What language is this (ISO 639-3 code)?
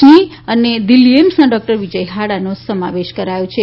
guj